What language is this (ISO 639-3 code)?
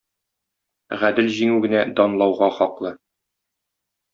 tat